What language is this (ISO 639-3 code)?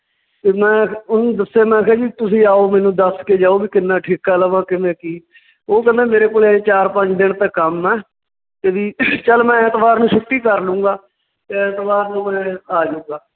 pan